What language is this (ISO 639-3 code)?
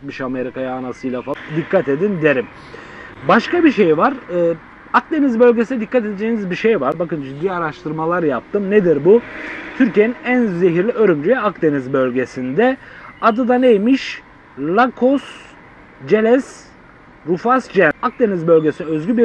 tur